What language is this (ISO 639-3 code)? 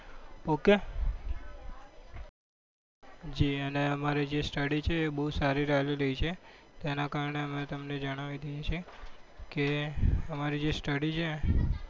guj